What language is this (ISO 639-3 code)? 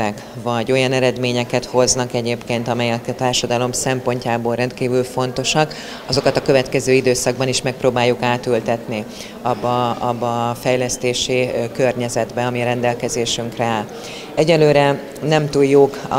hun